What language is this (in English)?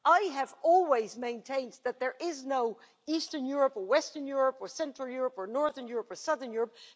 English